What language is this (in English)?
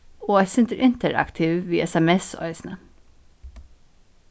Faroese